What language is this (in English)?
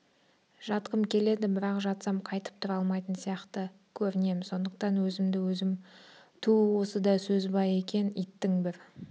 Kazakh